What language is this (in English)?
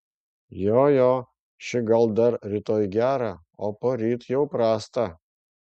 Lithuanian